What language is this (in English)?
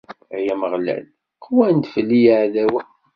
Kabyle